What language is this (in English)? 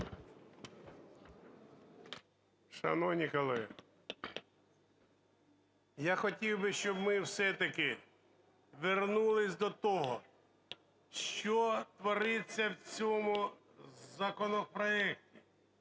Ukrainian